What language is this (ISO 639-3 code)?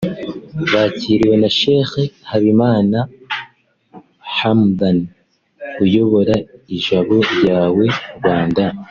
kin